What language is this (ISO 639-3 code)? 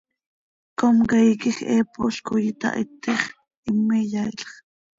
sei